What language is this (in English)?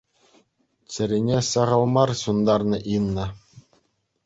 Chuvash